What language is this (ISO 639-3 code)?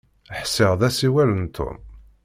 kab